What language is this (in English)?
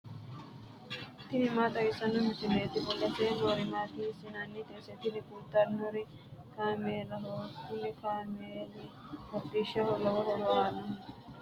Sidamo